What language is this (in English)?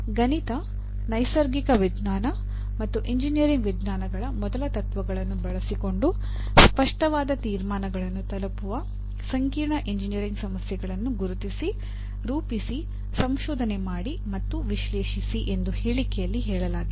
Kannada